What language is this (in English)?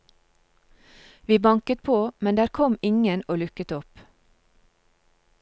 Norwegian